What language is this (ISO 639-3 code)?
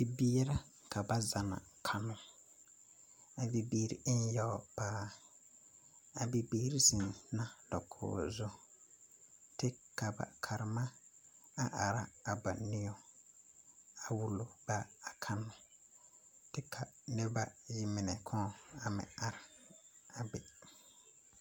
dga